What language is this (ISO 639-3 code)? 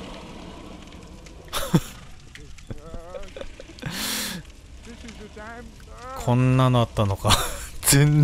jpn